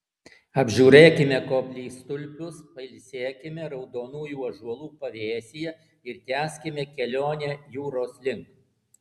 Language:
Lithuanian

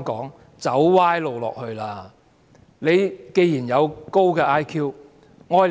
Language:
Cantonese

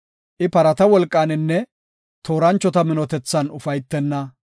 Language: Gofa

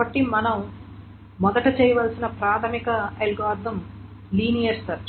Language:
Telugu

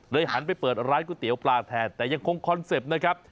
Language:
Thai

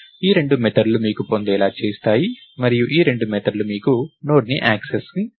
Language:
Telugu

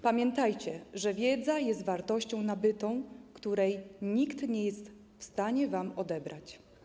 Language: Polish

